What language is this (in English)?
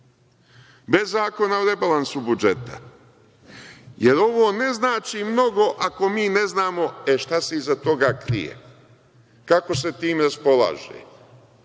Serbian